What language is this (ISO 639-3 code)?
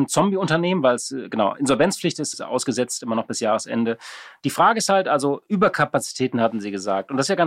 deu